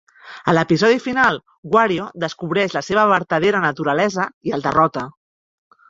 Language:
Catalan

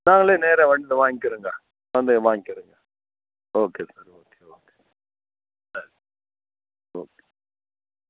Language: Tamil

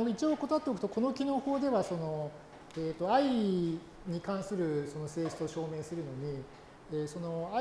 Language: Japanese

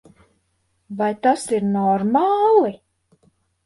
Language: Latvian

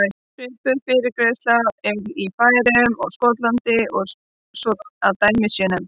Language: Icelandic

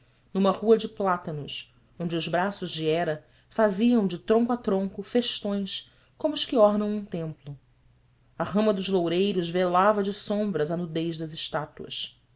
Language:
Portuguese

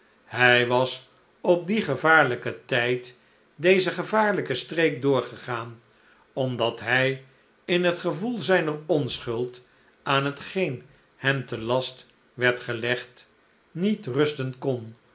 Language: Dutch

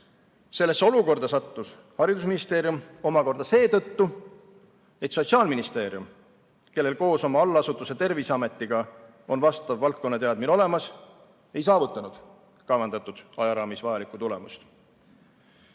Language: Estonian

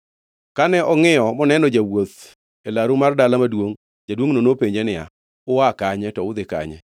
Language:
Luo (Kenya and Tanzania)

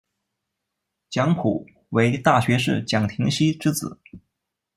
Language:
Chinese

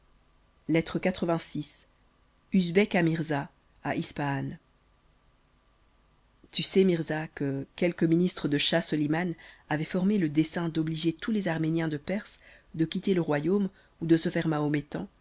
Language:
French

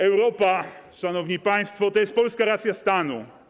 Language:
Polish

